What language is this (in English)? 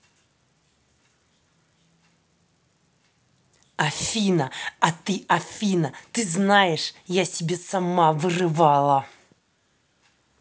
Russian